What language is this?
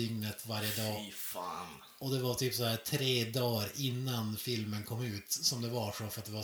Swedish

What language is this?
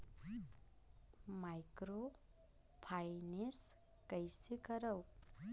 Chhattisgarhi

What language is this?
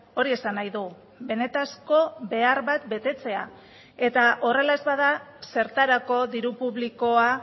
Basque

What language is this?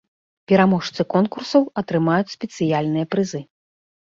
Belarusian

